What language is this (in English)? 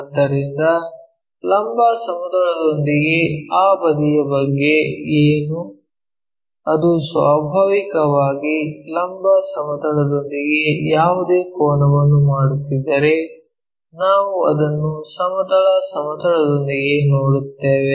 Kannada